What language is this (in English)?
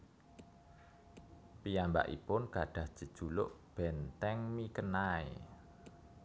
Javanese